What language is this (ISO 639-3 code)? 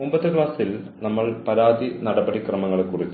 mal